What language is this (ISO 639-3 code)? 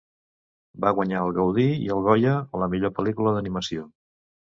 cat